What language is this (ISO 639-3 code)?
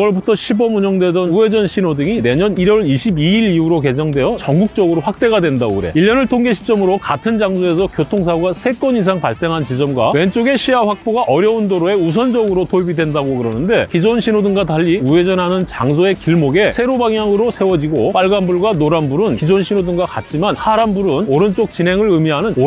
kor